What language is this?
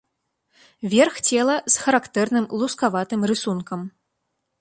Belarusian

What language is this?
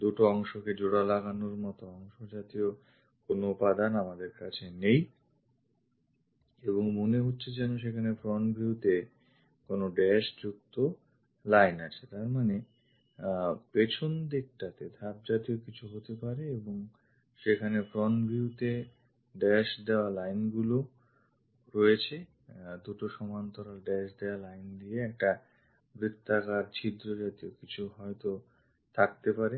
Bangla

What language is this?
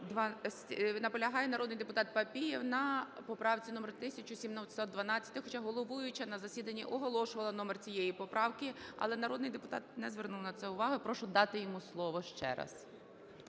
Ukrainian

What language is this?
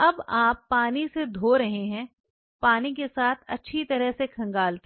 Hindi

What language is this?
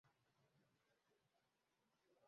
Kinyarwanda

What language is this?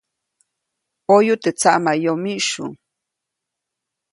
Copainalá Zoque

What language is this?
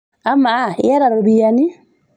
Masai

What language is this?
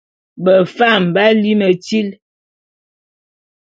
Bulu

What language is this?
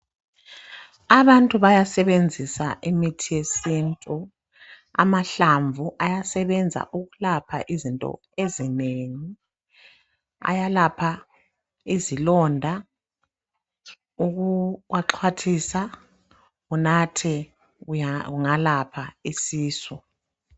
North Ndebele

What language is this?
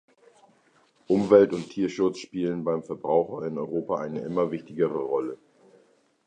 German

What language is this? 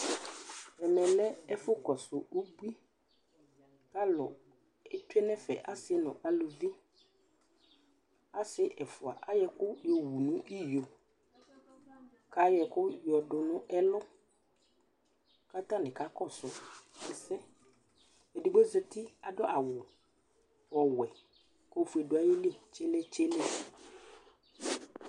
Ikposo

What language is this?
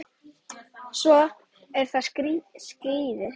Icelandic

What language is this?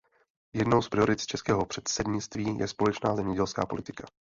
Czech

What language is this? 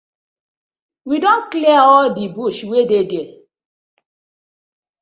Nigerian Pidgin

